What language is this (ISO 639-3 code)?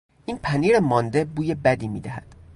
fas